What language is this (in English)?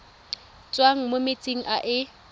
Tswana